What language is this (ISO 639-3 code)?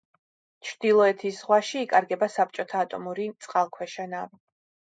kat